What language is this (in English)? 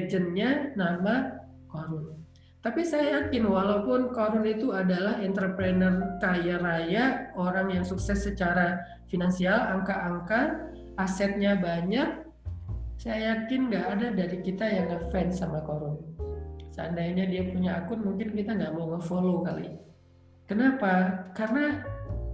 Indonesian